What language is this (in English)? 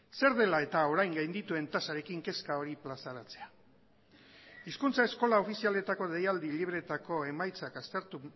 Basque